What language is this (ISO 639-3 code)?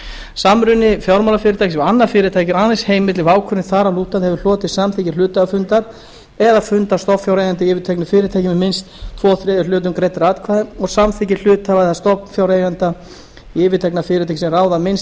isl